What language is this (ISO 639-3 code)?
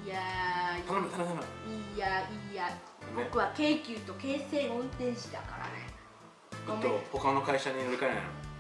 jpn